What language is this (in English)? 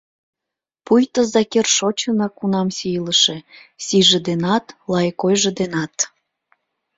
Mari